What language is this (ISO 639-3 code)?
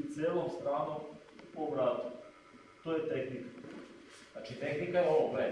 por